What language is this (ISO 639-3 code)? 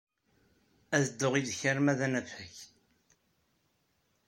kab